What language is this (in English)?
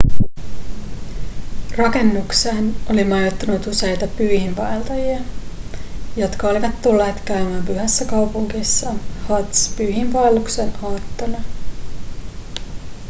Finnish